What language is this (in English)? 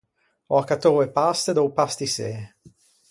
Ligurian